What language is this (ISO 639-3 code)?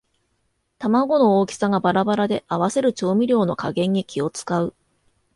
jpn